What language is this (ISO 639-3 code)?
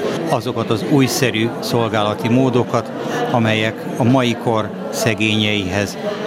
hun